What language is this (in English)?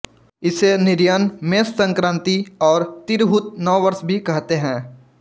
Hindi